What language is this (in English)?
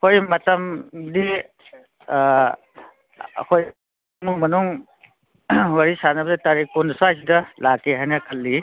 Manipuri